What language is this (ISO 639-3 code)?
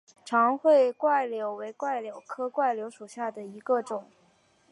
zho